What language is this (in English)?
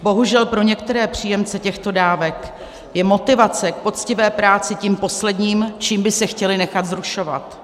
Czech